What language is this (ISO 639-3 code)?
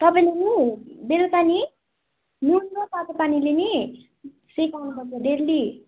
nep